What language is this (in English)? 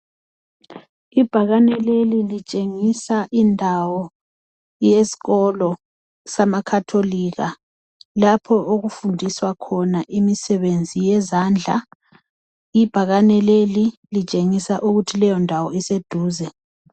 North Ndebele